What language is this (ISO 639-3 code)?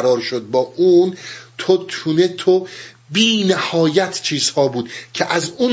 fas